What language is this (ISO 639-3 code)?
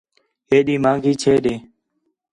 xhe